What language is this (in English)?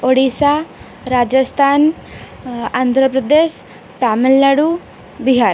Odia